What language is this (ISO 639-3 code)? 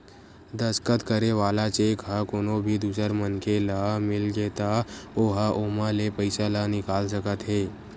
hne